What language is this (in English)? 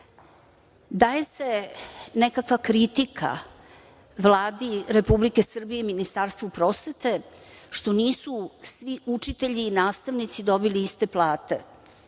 Serbian